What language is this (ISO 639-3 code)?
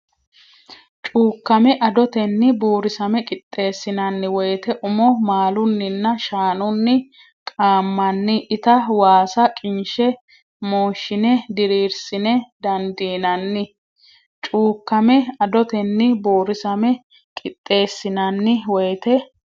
sid